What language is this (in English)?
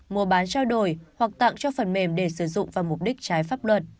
Vietnamese